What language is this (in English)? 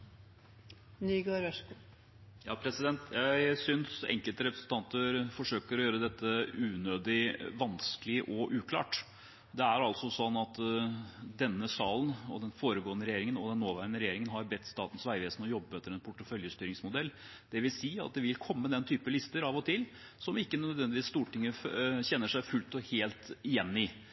Norwegian Bokmål